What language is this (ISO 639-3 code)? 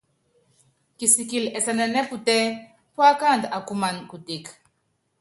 yav